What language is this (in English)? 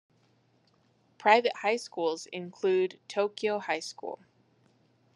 English